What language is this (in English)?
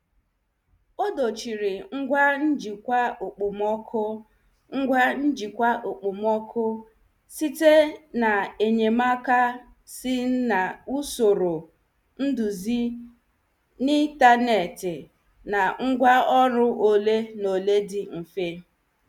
Igbo